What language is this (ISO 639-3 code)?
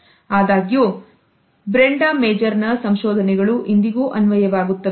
kan